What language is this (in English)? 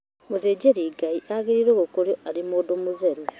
Kikuyu